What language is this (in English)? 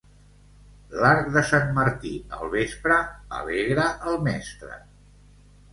Catalan